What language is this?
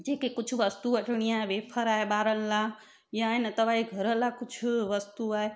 Sindhi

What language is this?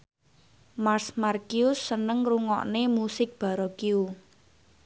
Javanese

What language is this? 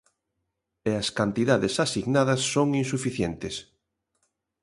Galician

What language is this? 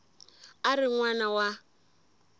Tsonga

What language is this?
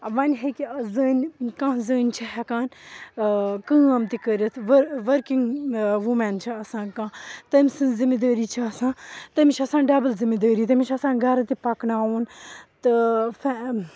Kashmiri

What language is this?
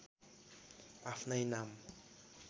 Nepali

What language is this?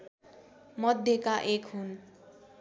Nepali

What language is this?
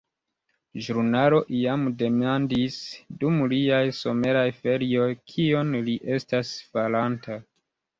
Esperanto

